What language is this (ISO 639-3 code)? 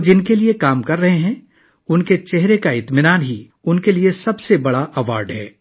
urd